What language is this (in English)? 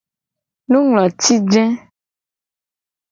Gen